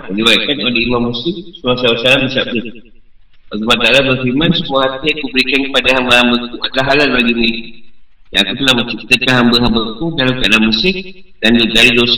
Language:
Malay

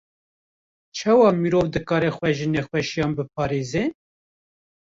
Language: Kurdish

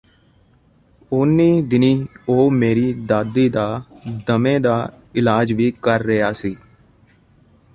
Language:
Punjabi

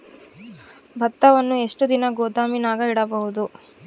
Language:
Kannada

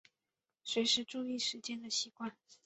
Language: Chinese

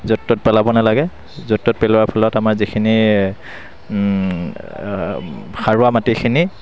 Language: Assamese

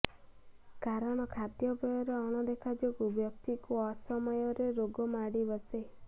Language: Odia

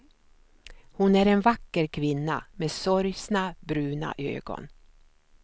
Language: Swedish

